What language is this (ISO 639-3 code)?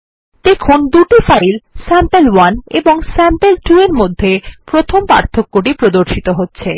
ben